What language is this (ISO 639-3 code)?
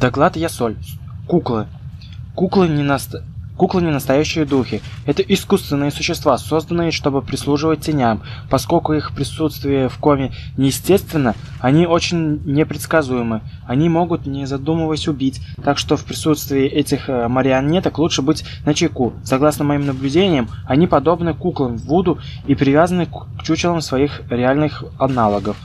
rus